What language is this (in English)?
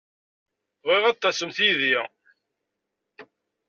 Kabyle